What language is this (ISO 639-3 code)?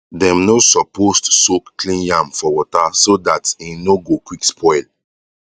pcm